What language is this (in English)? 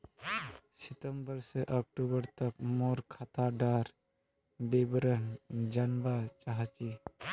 Magahi